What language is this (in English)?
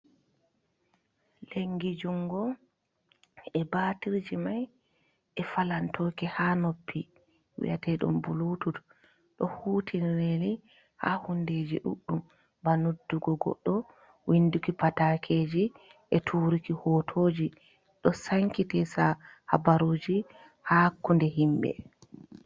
Fula